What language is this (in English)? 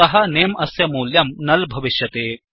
Sanskrit